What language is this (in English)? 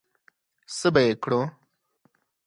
Pashto